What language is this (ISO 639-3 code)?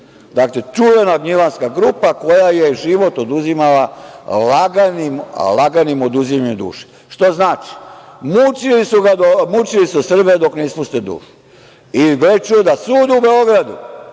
srp